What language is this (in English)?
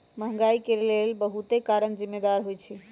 Magahi